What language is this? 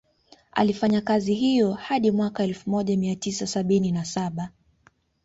Swahili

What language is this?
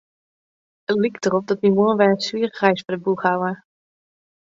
Western Frisian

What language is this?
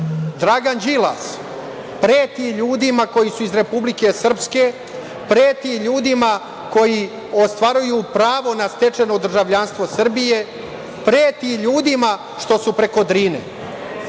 Serbian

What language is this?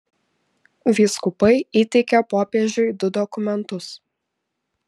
Lithuanian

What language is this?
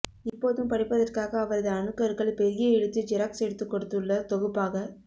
Tamil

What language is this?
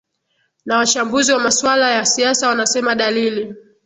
Swahili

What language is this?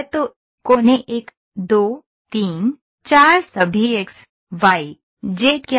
Hindi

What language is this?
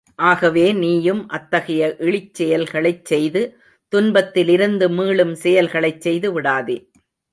Tamil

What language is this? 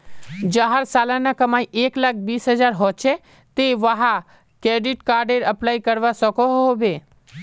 Magahi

